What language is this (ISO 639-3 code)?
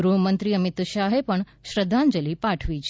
guj